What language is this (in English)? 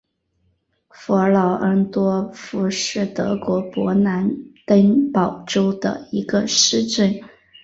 Chinese